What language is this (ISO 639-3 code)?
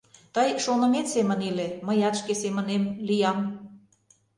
chm